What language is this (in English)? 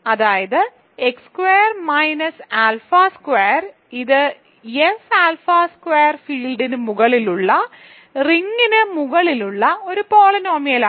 Malayalam